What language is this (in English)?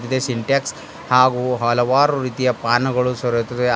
Kannada